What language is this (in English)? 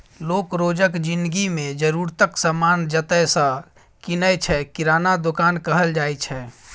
Maithili